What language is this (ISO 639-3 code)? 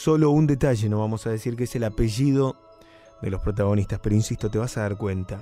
spa